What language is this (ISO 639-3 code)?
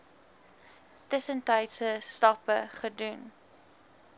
afr